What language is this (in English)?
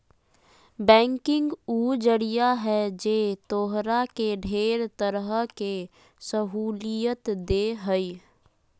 Magahi